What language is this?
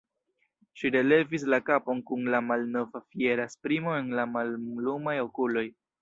Esperanto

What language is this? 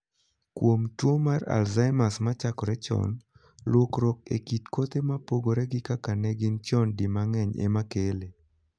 Luo (Kenya and Tanzania)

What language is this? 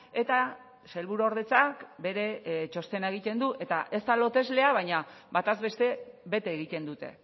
Basque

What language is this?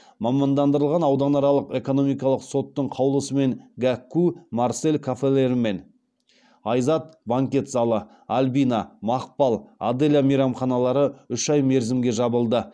Kazakh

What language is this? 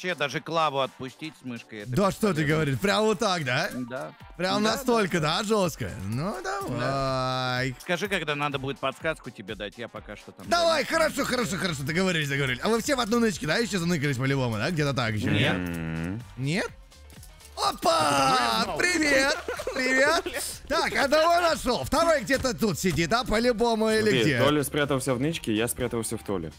Russian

